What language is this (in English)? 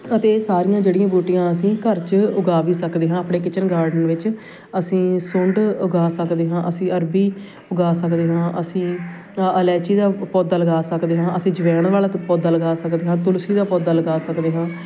Punjabi